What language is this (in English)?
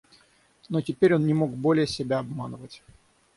Russian